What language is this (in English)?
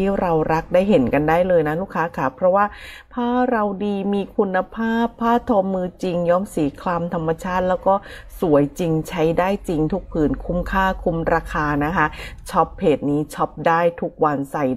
Thai